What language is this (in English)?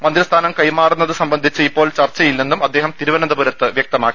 Malayalam